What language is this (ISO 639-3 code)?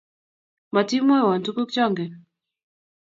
kln